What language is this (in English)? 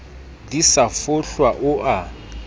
Southern Sotho